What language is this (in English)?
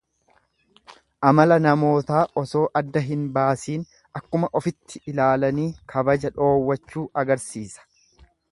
Oromo